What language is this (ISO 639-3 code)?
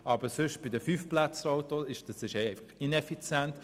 gsw